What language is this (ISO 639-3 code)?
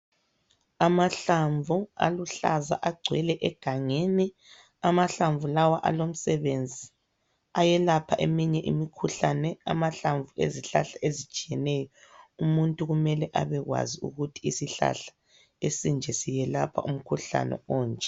nde